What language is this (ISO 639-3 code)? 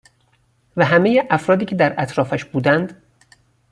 fas